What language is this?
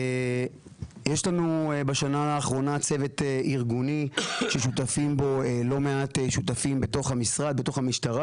Hebrew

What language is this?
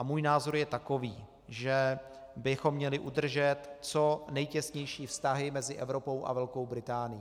Czech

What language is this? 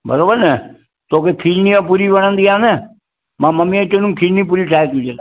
Sindhi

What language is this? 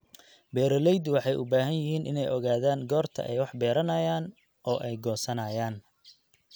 Somali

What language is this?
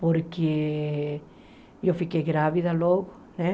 Portuguese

